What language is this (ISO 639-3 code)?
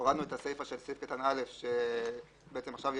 heb